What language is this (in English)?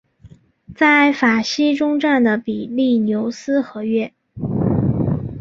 Chinese